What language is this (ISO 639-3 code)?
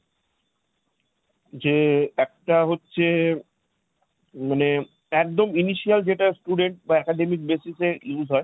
ben